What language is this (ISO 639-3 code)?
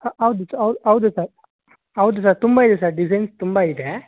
kan